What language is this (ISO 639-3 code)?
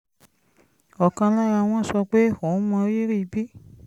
yor